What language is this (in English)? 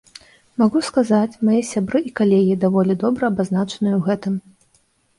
Belarusian